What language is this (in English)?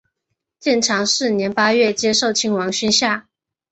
Chinese